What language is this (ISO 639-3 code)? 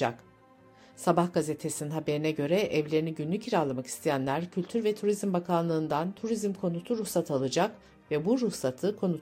tur